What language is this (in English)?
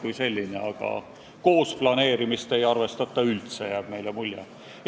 Estonian